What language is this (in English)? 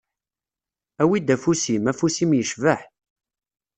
Kabyle